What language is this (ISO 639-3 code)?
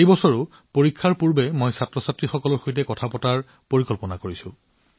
asm